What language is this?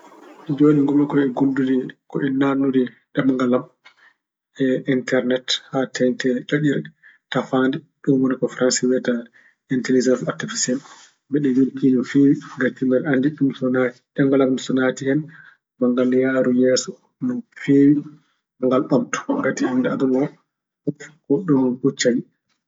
Fula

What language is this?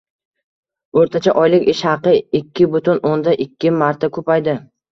Uzbek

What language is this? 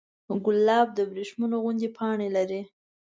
Pashto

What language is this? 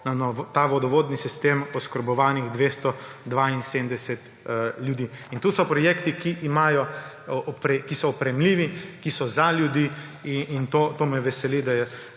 Slovenian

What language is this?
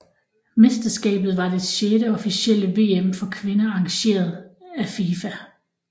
Danish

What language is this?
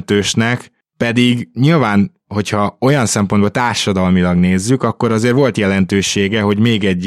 Hungarian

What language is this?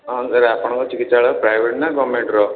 Odia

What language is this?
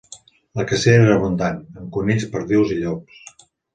Catalan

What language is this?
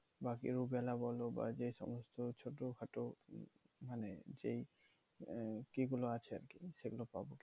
Bangla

